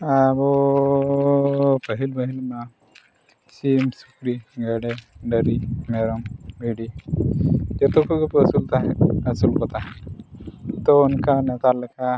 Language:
Santali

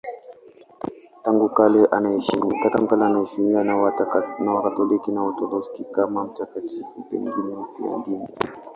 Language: Swahili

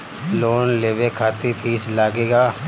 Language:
Bhojpuri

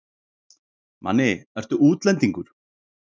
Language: Icelandic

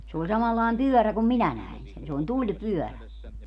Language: Finnish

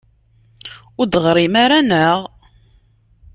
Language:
Kabyle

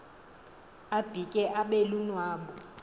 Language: Xhosa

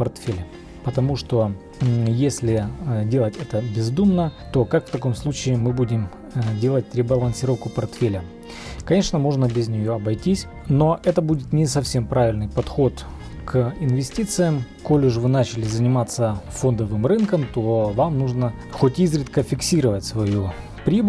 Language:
Russian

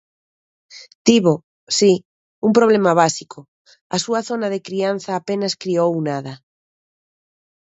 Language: Galician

